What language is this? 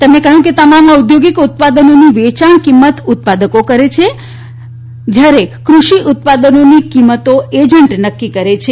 Gujarati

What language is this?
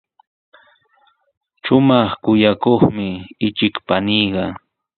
Sihuas Ancash Quechua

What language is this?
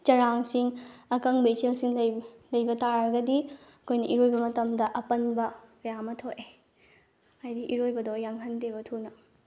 Manipuri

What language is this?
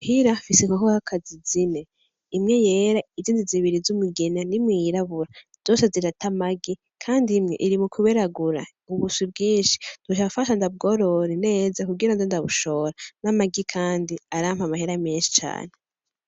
Rundi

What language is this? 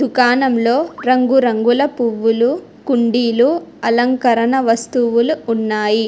Telugu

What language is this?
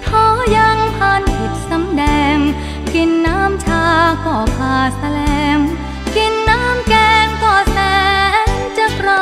Thai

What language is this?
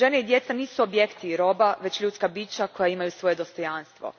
Croatian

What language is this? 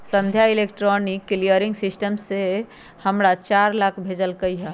Magahi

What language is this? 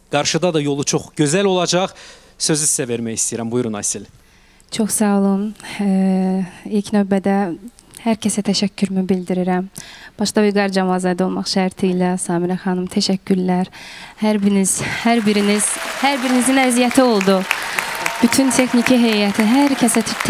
Turkish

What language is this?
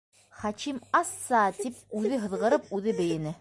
Bashkir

